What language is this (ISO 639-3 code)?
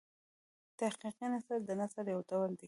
pus